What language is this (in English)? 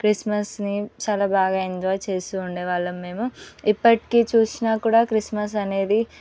Telugu